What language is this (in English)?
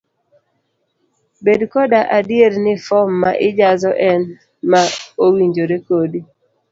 Luo (Kenya and Tanzania)